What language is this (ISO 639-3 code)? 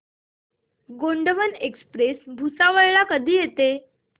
mar